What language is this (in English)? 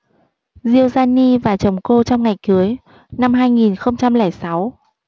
Vietnamese